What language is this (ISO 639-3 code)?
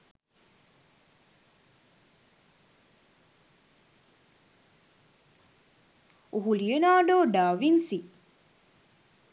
sin